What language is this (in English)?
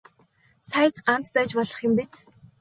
Mongolian